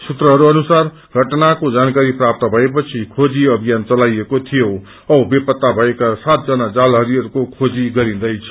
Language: Nepali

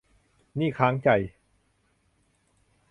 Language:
Thai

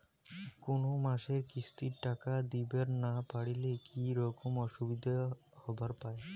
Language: Bangla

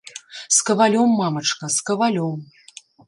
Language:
Belarusian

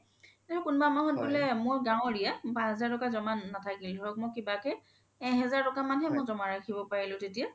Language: Assamese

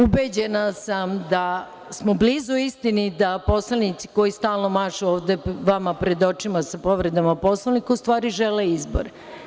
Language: Serbian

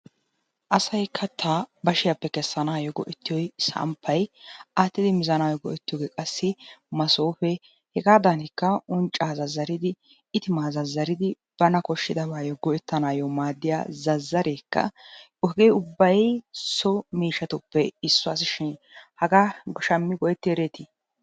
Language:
Wolaytta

